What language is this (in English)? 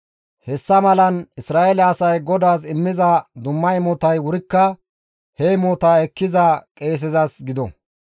Gamo